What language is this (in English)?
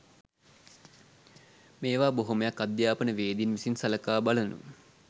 Sinhala